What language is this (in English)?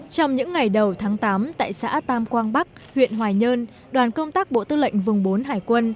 Vietnamese